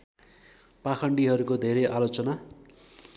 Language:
Nepali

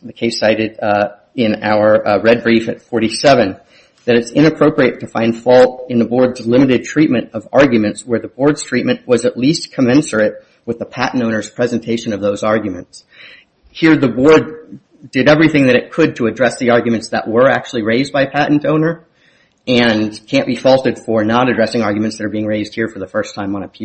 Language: English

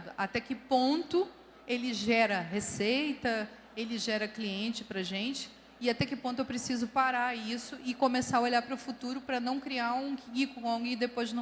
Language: Portuguese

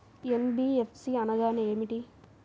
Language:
Telugu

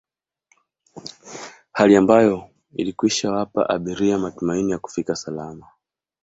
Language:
Swahili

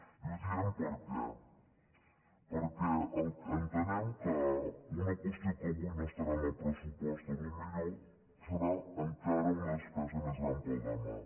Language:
Catalan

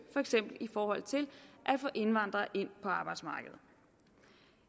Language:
Danish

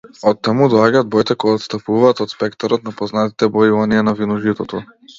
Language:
Macedonian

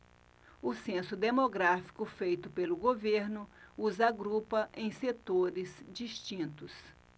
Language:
Portuguese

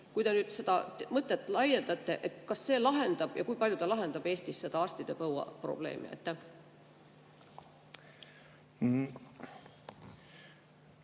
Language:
Estonian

